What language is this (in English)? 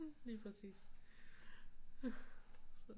Danish